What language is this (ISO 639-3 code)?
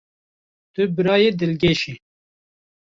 kur